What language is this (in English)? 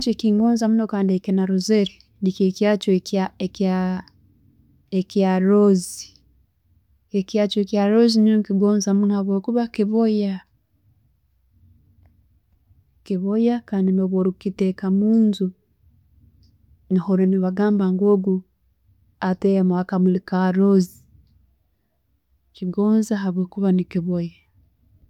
Tooro